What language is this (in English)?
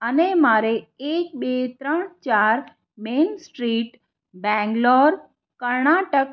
Gujarati